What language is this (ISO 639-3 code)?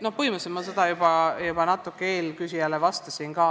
est